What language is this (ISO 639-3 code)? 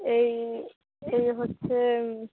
ben